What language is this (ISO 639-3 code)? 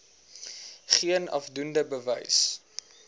afr